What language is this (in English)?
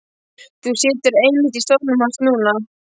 Icelandic